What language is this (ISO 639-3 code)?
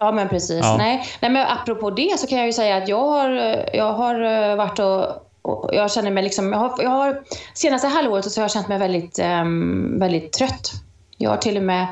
swe